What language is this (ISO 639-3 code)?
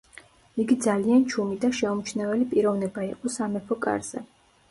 kat